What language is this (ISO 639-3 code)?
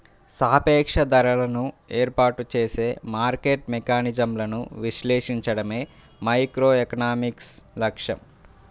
tel